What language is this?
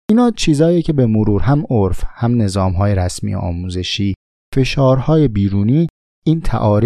Persian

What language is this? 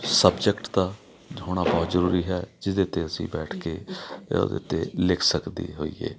Punjabi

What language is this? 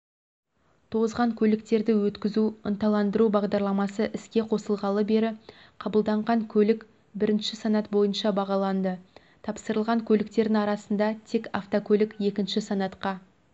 Kazakh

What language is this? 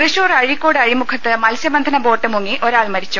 Malayalam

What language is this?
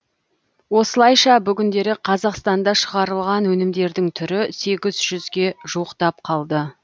Kazakh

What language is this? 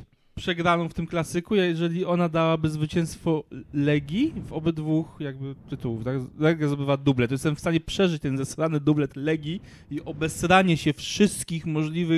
Polish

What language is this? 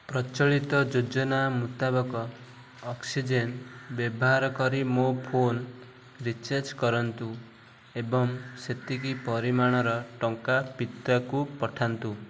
Odia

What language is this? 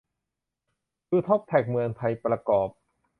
Thai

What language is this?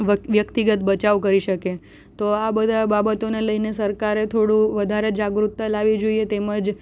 Gujarati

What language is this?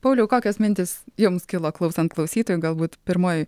Lithuanian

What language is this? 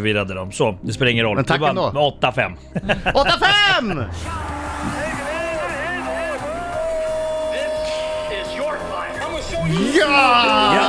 Swedish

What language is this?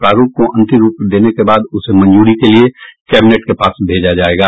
Hindi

